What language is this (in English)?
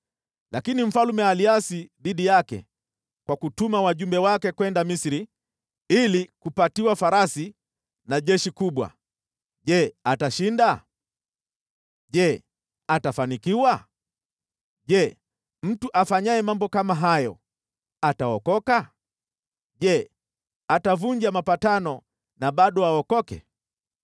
Swahili